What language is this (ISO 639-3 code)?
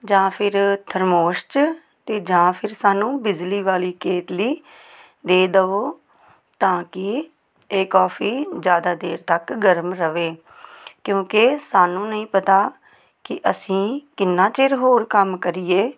pan